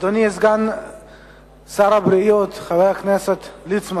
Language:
Hebrew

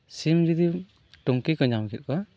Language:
Santali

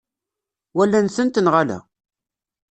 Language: Kabyle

